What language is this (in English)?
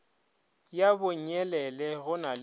Northern Sotho